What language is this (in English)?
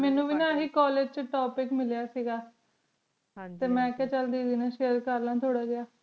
Punjabi